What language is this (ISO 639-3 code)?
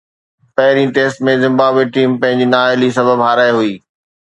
snd